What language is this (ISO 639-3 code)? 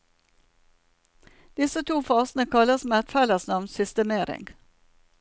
nor